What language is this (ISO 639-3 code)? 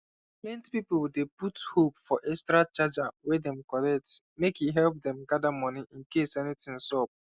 pcm